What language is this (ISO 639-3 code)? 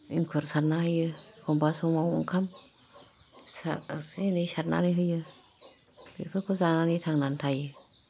brx